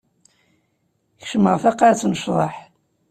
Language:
Kabyle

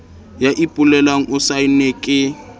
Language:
Southern Sotho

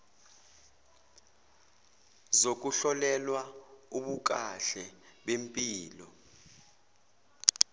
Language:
Zulu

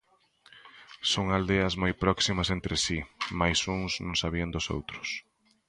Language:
Galician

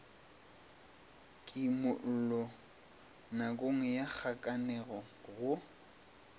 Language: Northern Sotho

